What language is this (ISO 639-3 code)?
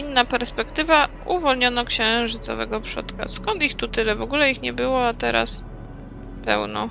pol